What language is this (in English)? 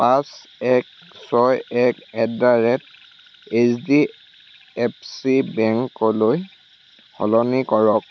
Assamese